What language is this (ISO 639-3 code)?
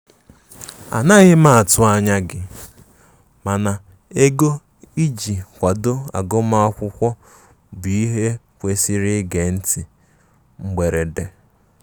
ibo